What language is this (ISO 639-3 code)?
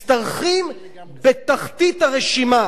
heb